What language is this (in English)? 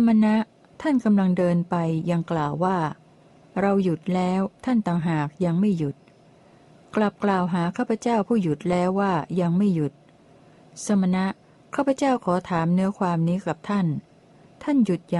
Thai